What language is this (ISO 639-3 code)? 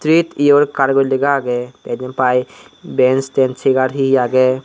ccp